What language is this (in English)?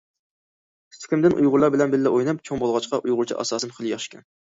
Uyghur